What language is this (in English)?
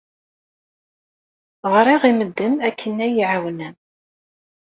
Kabyle